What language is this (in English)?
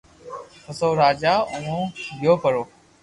Loarki